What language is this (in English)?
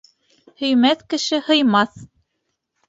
Bashkir